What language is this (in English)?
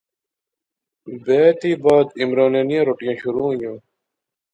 Pahari-Potwari